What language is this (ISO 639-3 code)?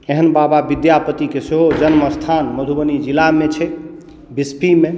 mai